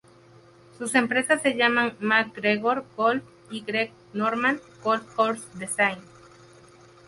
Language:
Spanish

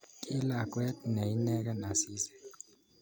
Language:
Kalenjin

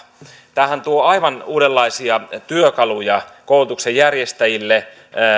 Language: Finnish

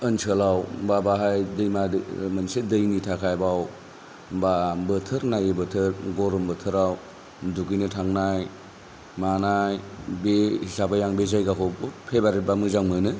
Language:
Bodo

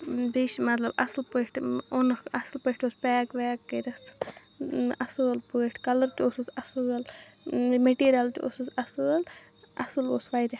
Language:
Kashmiri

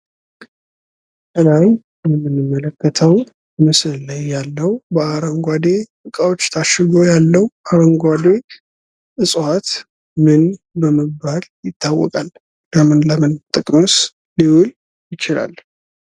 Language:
Amharic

